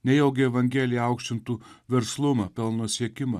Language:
Lithuanian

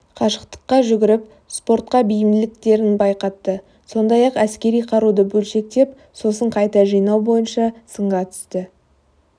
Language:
Kazakh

